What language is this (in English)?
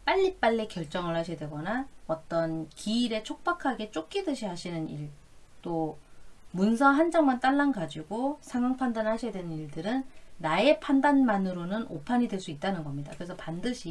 Korean